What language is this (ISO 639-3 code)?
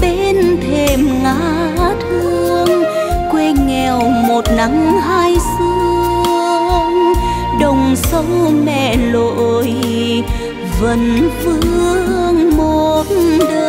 vie